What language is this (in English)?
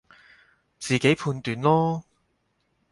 Cantonese